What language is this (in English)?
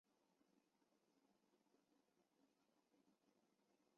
Chinese